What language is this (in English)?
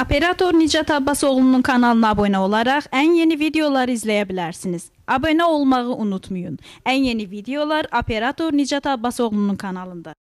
Arabic